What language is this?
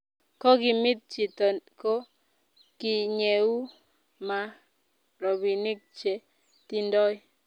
Kalenjin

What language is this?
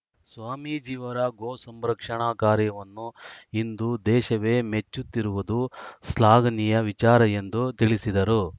Kannada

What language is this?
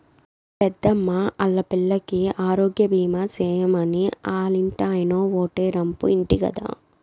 Telugu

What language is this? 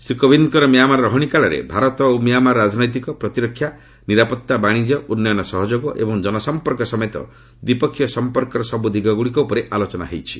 Odia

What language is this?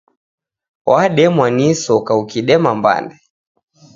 Taita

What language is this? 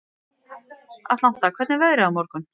Icelandic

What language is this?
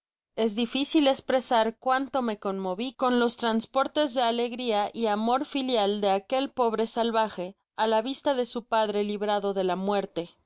Spanish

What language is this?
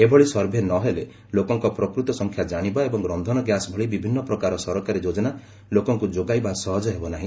Odia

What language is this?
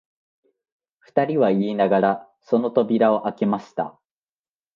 Japanese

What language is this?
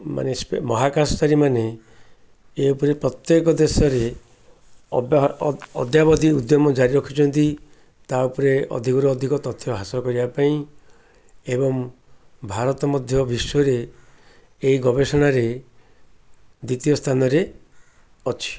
Odia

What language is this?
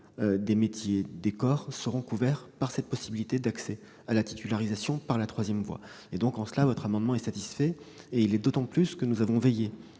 French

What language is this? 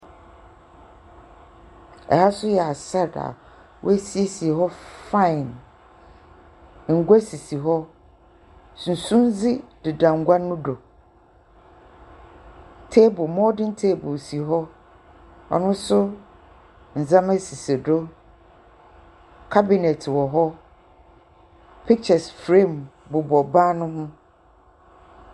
Akan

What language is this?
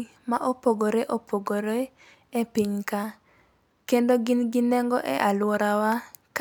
Luo (Kenya and Tanzania)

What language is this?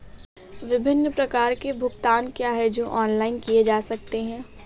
Hindi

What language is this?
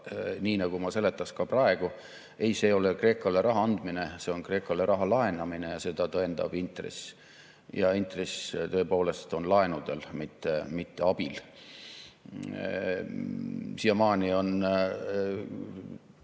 Estonian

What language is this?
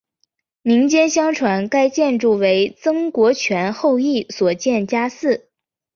Chinese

